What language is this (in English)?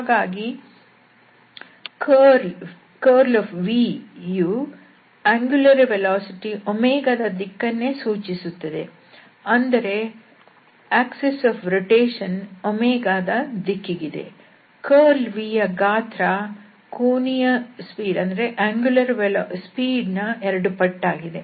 Kannada